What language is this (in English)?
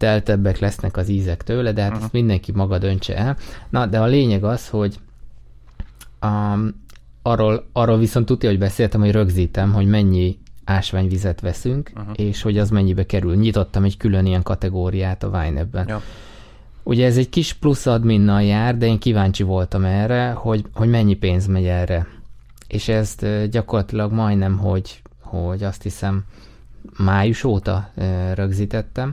Hungarian